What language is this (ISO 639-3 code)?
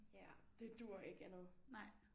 dan